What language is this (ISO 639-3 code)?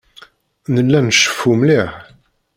kab